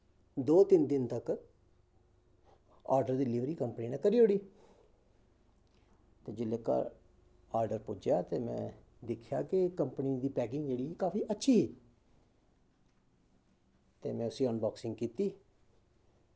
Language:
Dogri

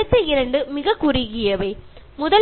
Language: Malayalam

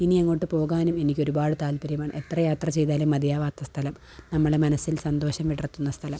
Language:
Malayalam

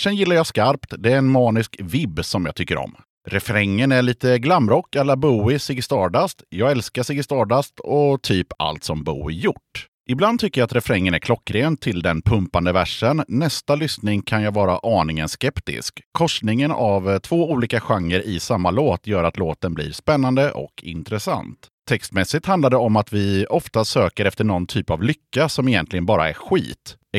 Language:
Swedish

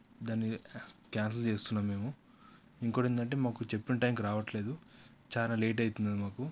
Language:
Telugu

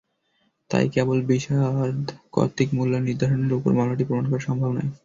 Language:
Bangla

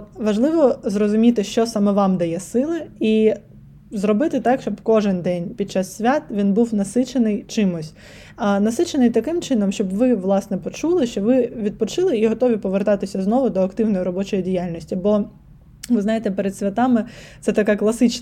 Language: Ukrainian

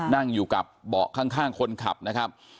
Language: Thai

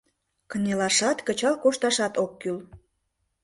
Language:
Mari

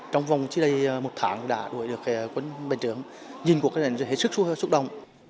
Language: Vietnamese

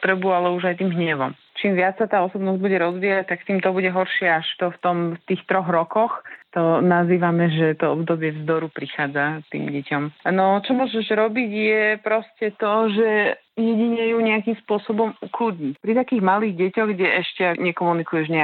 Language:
Slovak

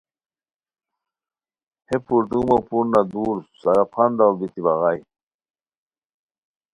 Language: Khowar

